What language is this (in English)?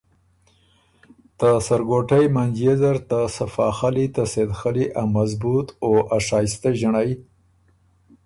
Ormuri